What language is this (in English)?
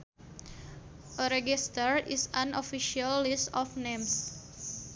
Sundanese